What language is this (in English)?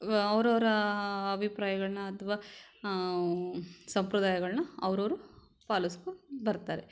Kannada